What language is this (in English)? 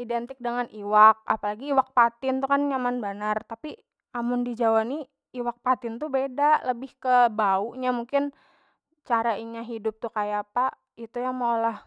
Banjar